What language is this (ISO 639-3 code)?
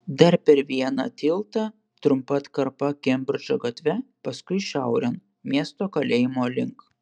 lit